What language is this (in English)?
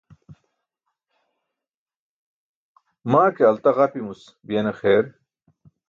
Burushaski